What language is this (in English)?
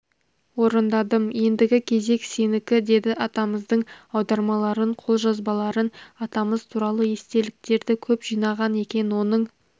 Kazakh